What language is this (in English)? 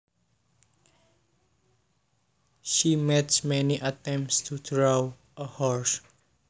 Javanese